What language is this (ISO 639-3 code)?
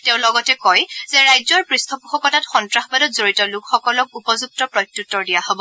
asm